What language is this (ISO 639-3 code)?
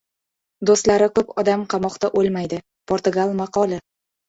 uzb